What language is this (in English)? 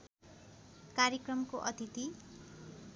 Nepali